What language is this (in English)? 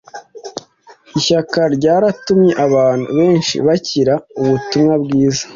Kinyarwanda